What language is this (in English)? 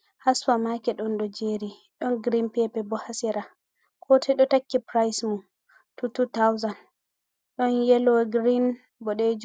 Fula